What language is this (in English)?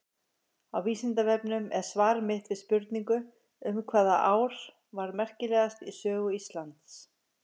Icelandic